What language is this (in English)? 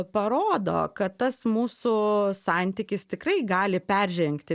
Lithuanian